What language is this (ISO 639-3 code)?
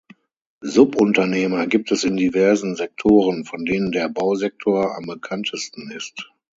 deu